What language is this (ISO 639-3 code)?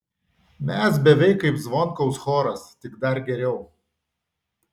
lit